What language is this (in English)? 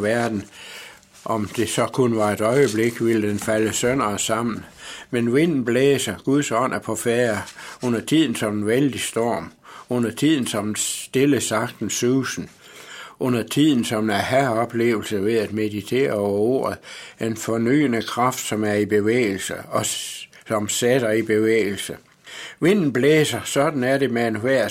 Danish